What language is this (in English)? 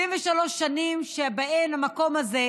Hebrew